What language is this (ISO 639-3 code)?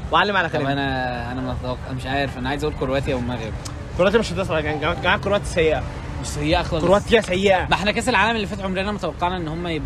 ara